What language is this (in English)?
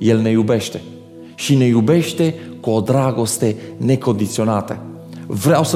Romanian